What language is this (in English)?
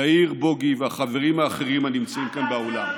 Hebrew